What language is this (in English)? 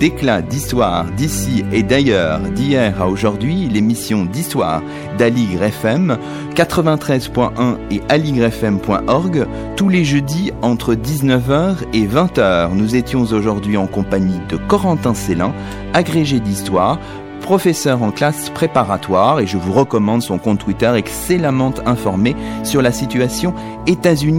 French